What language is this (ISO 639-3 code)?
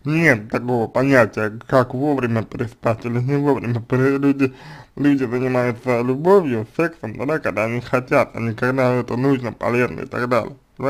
rus